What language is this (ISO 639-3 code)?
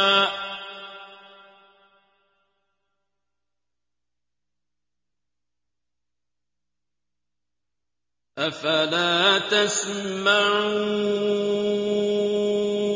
ara